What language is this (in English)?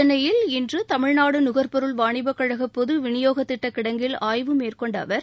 Tamil